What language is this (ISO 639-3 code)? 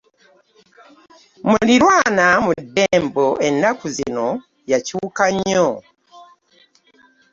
lug